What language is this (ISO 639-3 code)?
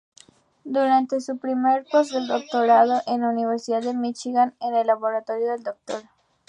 spa